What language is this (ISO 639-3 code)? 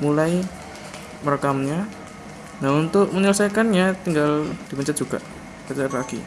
ind